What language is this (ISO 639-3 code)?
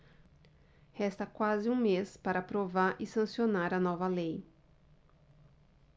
por